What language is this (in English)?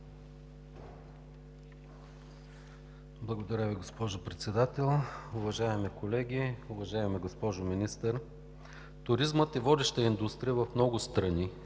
Bulgarian